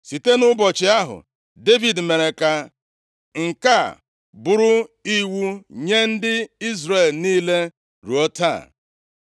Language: Igbo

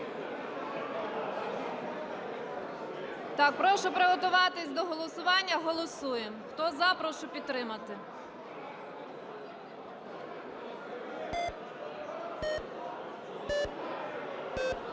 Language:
Ukrainian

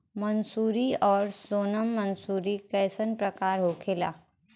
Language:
Bhojpuri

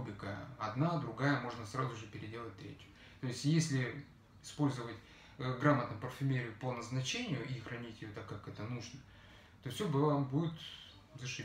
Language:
Russian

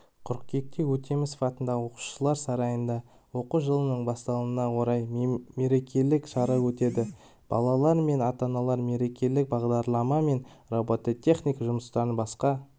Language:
Kazakh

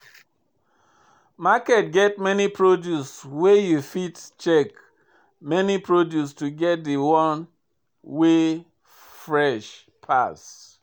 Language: Nigerian Pidgin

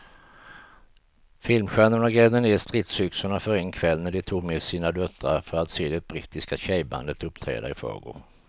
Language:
Swedish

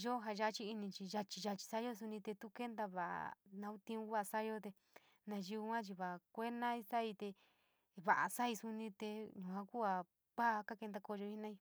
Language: San Miguel El Grande Mixtec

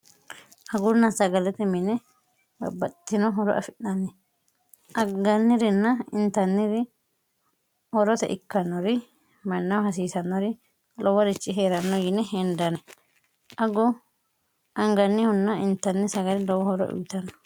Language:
Sidamo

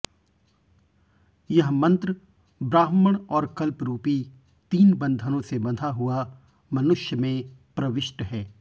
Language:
Hindi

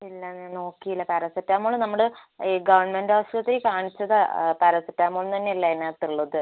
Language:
Malayalam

